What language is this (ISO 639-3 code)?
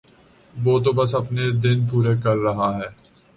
urd